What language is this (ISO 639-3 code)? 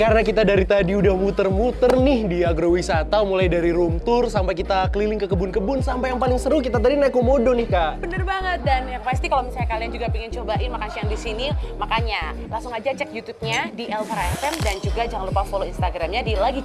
ind